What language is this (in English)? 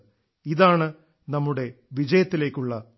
Malayalam